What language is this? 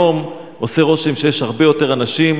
Hebrew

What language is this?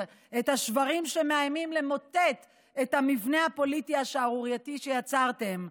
Hebrew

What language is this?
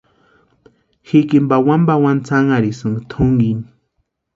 Western Highland Purepecha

